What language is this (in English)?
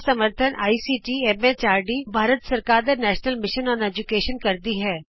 Punjabi